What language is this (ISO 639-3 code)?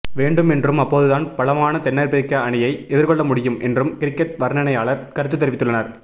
tam